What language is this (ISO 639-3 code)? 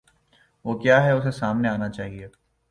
urd